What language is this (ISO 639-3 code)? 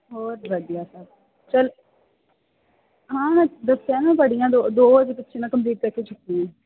pan